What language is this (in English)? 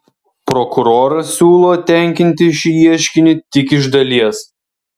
Lithuanian